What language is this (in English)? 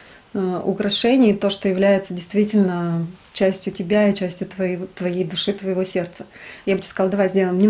Russian